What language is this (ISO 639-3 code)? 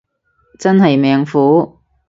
yue